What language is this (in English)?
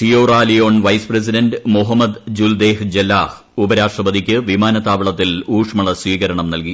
Malayalam